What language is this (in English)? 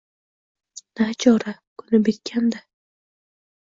Uzbek